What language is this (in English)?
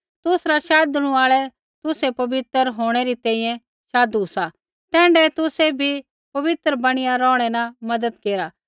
Kullu Pahari